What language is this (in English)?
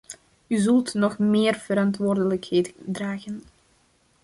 Dutch